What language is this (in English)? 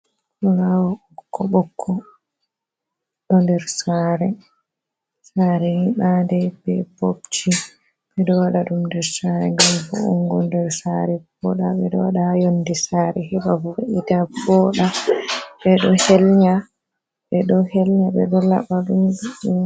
Fula